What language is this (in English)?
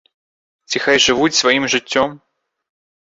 Belarusian